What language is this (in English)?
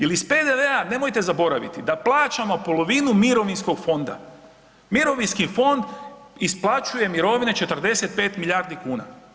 Croatian